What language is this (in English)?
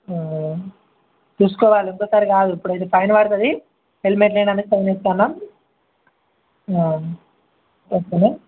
Telugu